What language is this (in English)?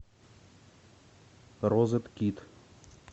Russian